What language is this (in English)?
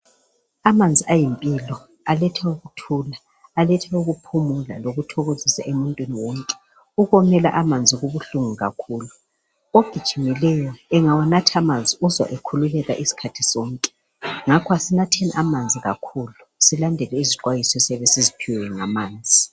North Ndebele